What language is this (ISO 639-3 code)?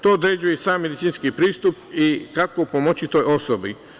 srp